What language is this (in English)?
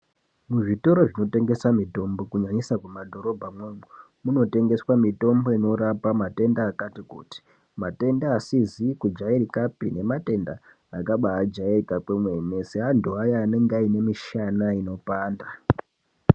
Ndau